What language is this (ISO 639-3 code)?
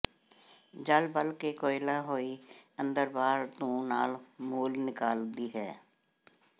pan